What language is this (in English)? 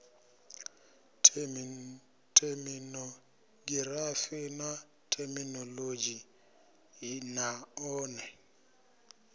Venda